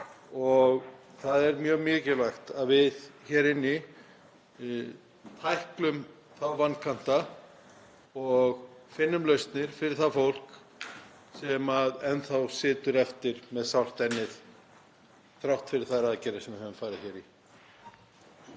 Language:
Icelandic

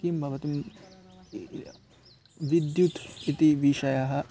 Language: Sanskrit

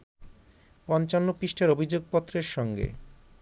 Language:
Bangla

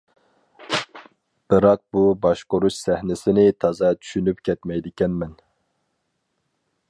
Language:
Uyghur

